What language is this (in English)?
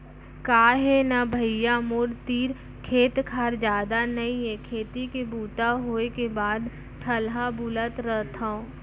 Chhattisgarhi